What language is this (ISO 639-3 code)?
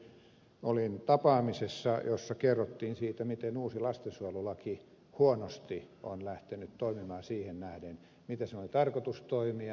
fin